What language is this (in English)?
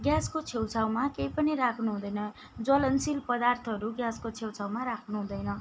Nepali